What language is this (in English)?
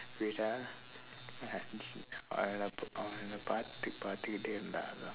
English